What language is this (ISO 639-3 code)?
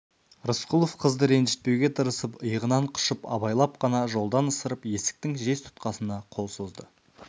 kaz